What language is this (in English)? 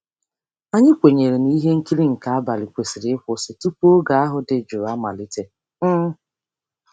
Igbo